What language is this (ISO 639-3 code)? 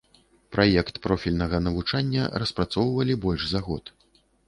bel